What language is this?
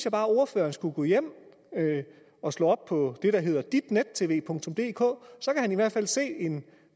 Danish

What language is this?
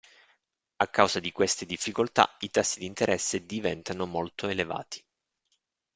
Italian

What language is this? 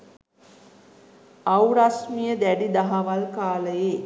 Sinhala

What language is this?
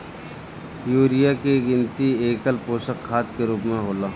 Bhojpuri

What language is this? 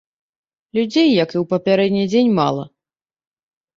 Belarusian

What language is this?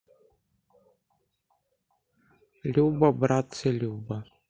Russian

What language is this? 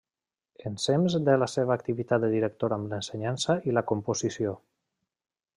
Catalan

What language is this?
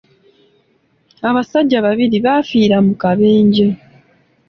Ganda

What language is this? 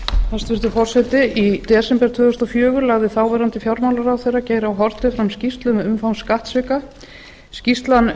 Icelandic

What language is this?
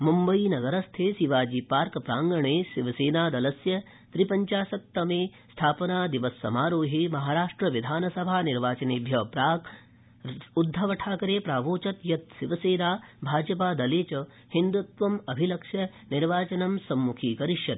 Sanskrit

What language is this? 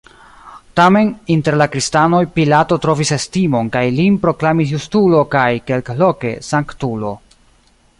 Esperanto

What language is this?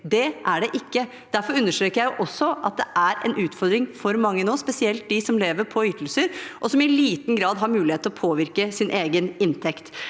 Norwegian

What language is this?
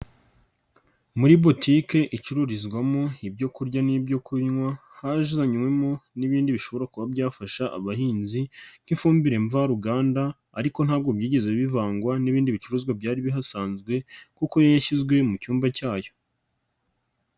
Kinyarwanda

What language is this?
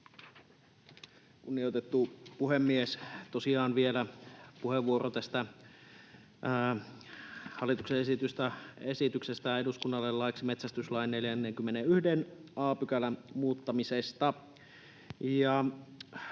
Finnish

